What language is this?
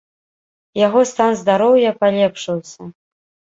Belarusian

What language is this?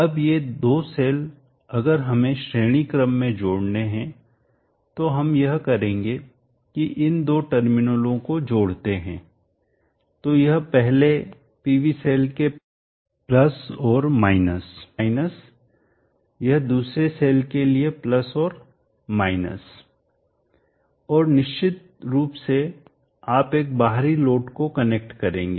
Hindi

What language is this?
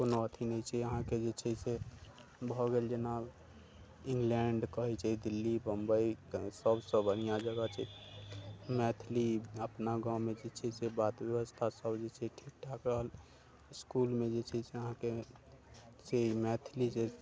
Maithili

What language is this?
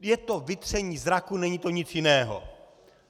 Czech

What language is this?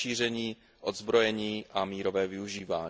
Czech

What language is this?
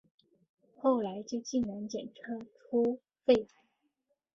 Chinese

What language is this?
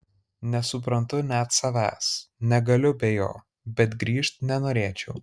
Lithuanian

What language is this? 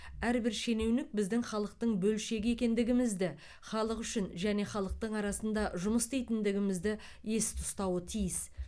Kazakh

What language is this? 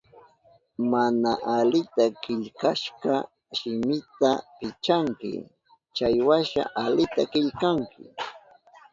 Southern Pastaza Quechua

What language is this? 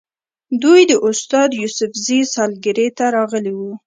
Pashto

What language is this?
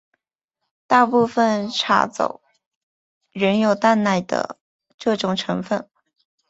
Chinese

